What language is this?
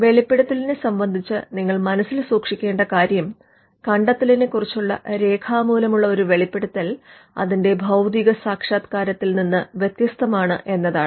Malayalam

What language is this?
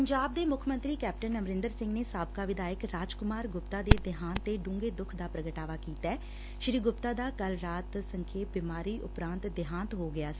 Punjabi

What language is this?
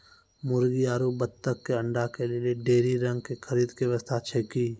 Maithili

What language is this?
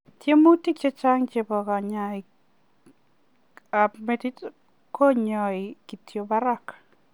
Kalenjin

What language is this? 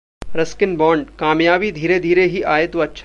Hindi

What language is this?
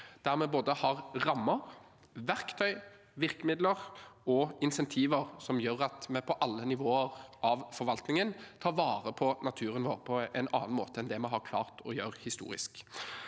Norwegian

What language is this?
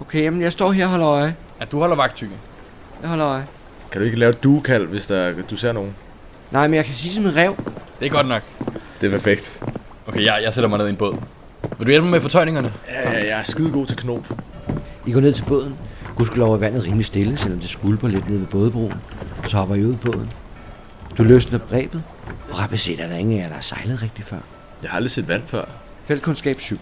Danish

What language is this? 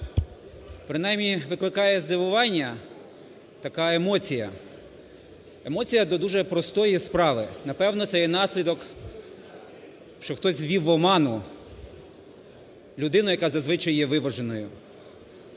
Ukrainian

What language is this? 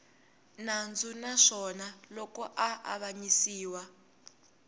Tsonga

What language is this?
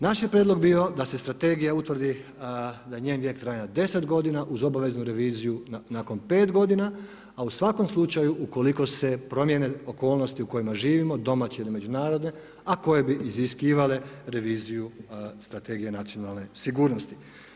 Croatian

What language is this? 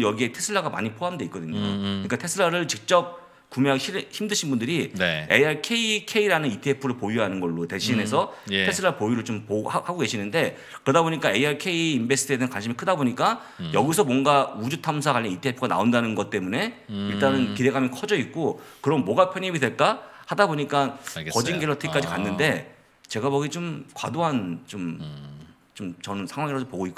Korean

